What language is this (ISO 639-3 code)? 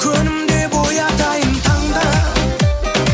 kaz